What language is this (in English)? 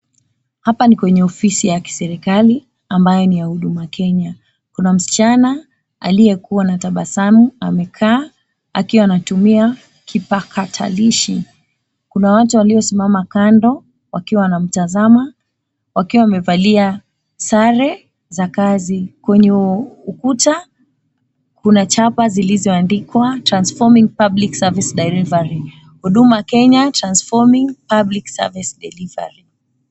Swahili